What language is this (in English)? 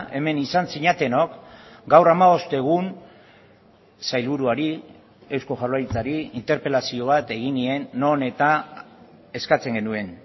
Basque